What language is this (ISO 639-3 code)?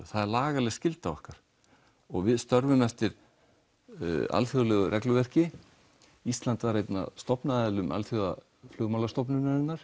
isl